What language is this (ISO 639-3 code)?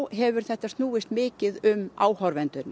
isl